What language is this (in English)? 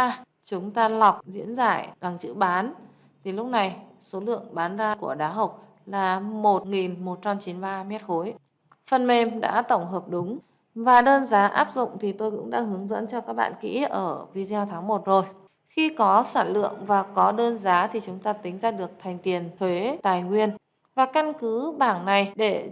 Vietnamese